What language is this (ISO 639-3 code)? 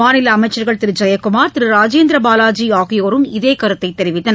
tam